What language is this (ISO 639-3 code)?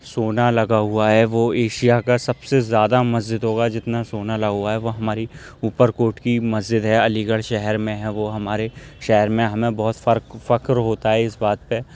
urd